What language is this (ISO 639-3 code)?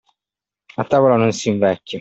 ita